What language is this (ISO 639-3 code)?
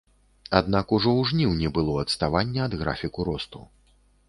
bel